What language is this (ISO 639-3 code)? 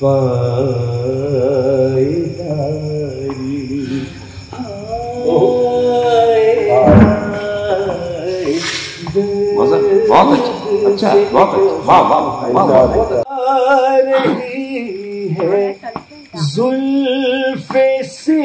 ara